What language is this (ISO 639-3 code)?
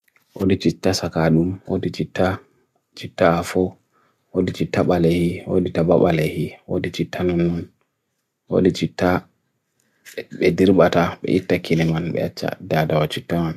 fui